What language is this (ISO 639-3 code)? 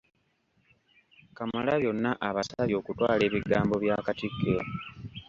lug